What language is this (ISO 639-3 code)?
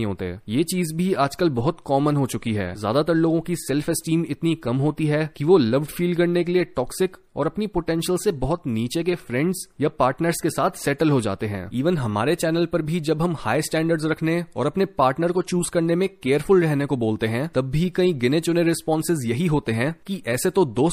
hin